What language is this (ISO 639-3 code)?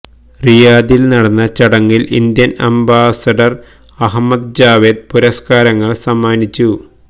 mal